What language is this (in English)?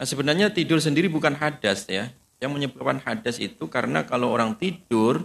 Indonesian